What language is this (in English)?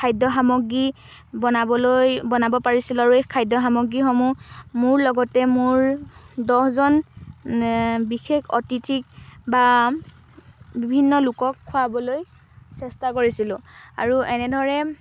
Assamese